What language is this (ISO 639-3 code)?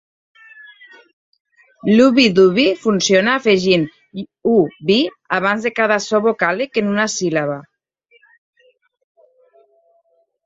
cat